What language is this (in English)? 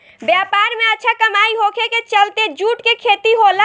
Bhojpuri